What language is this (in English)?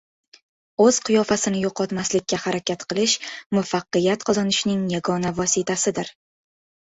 Uzbek